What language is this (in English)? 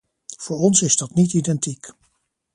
Dutch